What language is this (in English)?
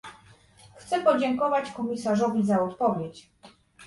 Polish